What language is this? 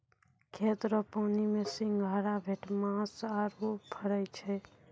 Maithili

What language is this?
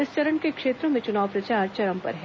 Hindi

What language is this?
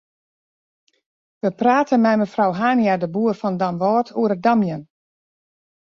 Western Frisian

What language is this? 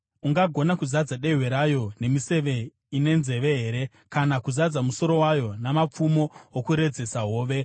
Shona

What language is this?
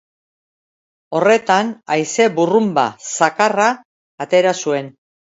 Basque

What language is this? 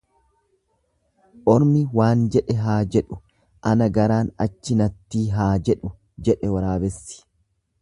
Oromo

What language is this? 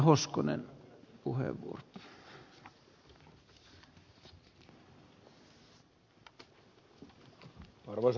Finnish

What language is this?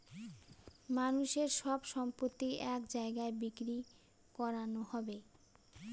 Bangla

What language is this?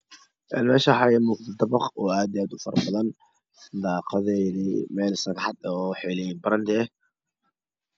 Somali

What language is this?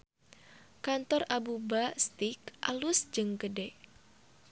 Sundanese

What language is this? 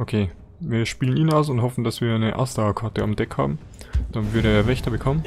German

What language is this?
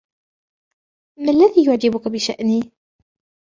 Arabic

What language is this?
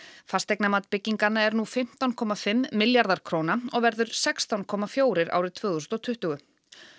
Icelandic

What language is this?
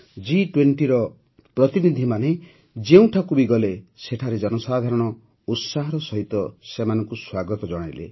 Odia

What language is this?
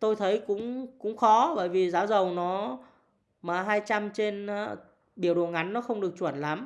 Vietnamese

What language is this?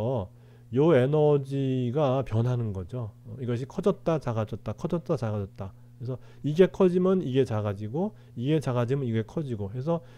Korean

